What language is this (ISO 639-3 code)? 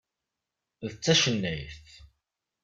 kab